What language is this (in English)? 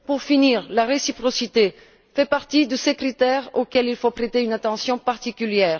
French